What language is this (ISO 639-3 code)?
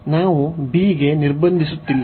kan